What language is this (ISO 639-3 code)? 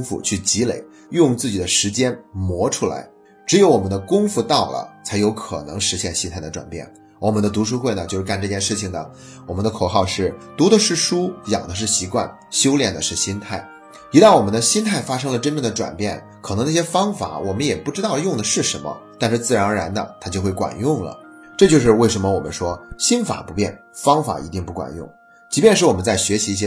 zho